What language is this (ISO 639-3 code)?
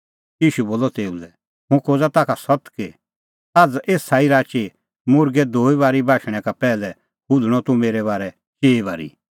kfx